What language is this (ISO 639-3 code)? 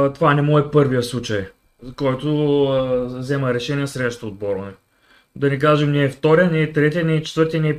bul